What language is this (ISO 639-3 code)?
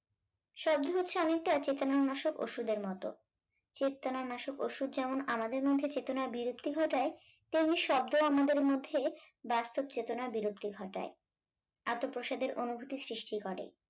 ben